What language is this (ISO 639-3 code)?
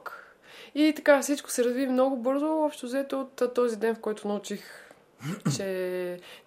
bul